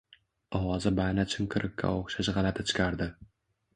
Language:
Uzbek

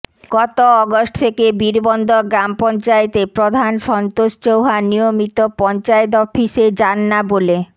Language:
Bangla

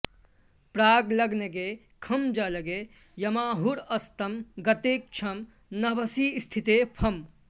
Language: Sanskrit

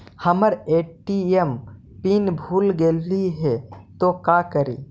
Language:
Magahi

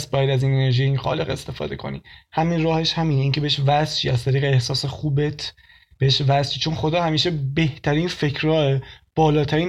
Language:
Persian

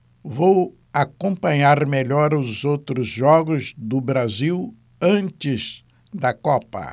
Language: Portuguese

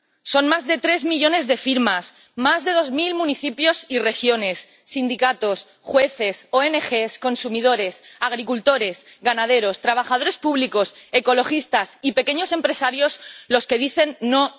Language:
Spanish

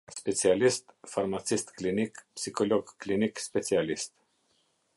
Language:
Albanian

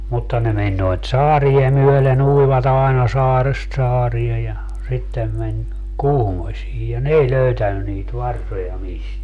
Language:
Finnish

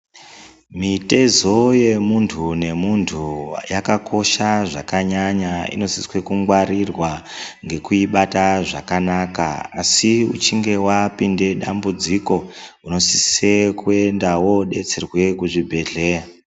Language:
Ndau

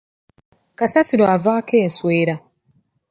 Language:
Ganda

